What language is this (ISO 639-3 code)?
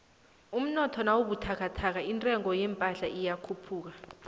nbl